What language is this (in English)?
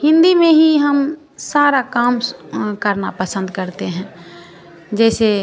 Hindi